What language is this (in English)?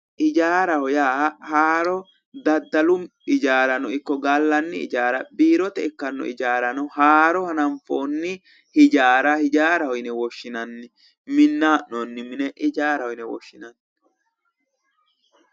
Sidamo